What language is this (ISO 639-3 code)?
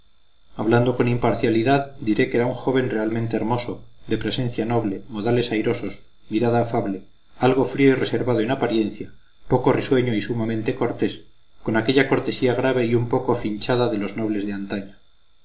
spa